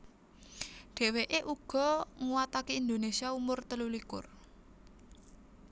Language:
Javanese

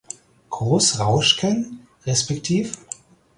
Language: German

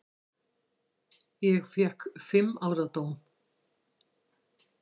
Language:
Icelandic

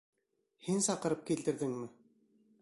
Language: Bashkir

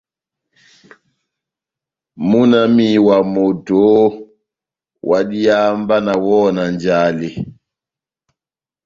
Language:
Batanga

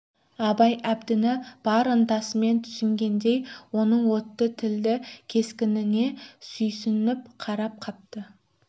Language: Kazakh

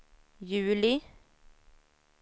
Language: Swedish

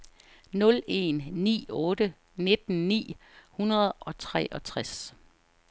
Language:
Danish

